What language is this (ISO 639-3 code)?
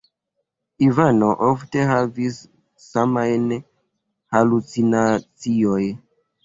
epo